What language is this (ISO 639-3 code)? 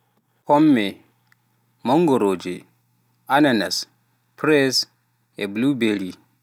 fuf